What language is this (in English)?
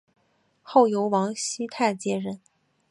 Chinese